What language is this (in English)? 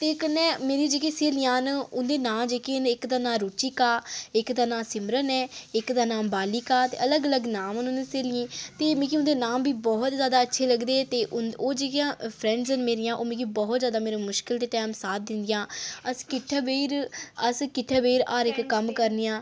Dogri